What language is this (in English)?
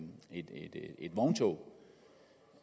Danish